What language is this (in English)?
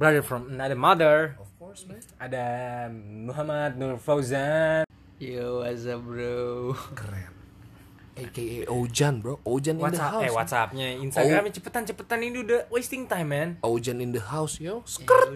Indonesian